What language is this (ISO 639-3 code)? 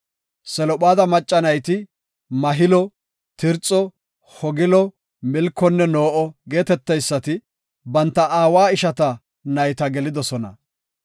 gof